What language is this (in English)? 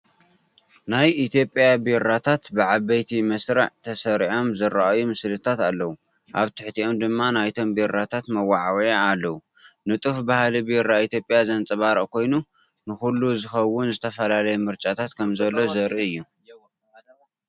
Tigrinya